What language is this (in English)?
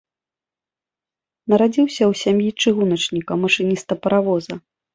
Belarusian